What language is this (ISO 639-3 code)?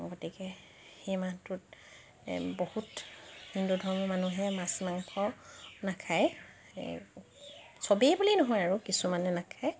asm